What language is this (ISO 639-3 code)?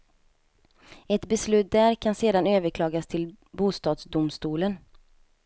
swe